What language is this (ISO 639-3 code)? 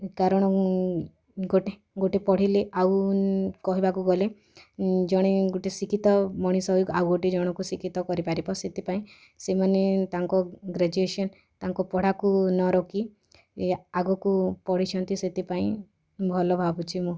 ori